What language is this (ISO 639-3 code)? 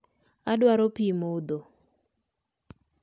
luo